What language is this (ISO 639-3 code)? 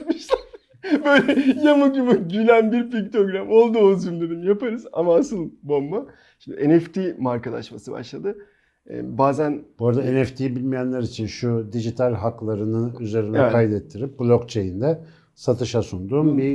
tur